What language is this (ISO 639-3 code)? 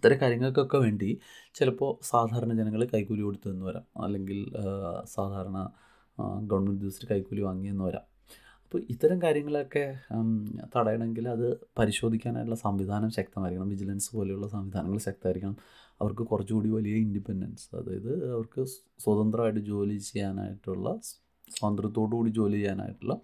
mal